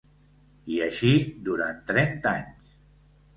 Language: Catalan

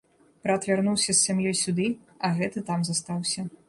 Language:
Belarusian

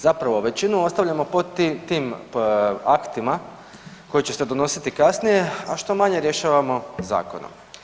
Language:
Croatian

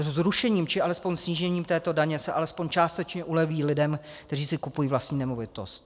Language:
Czech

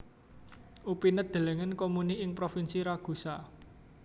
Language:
Javanese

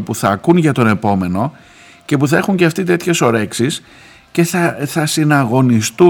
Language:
Greek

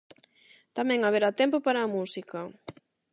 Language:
Galician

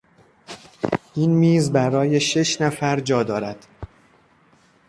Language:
Persian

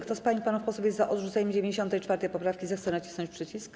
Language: Polish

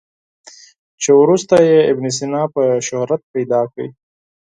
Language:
Pashto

